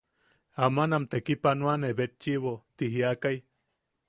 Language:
Yaqui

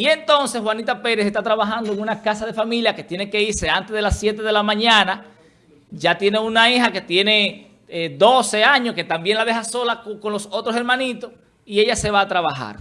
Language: Spanish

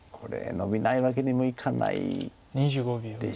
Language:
Japanese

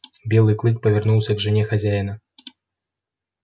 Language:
Russian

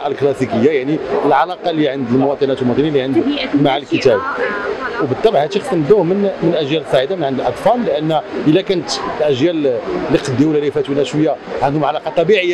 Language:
Arabic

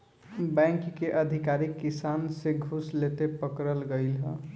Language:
Bhojpuri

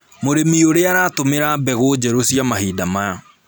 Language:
Kikuyu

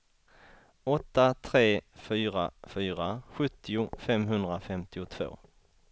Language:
Swedish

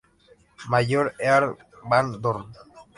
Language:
Spanish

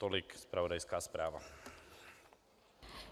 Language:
Czech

